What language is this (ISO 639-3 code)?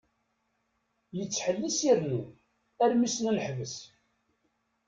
kab